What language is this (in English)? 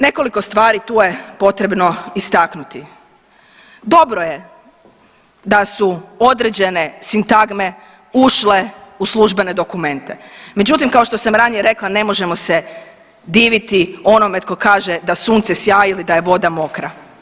Croatian